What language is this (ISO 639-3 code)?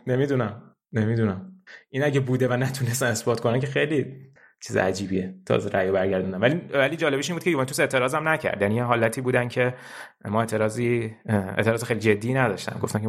fas